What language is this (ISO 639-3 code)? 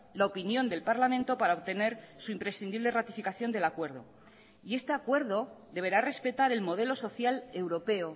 spa